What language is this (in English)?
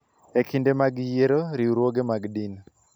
Luo (Kenya and Tanzania)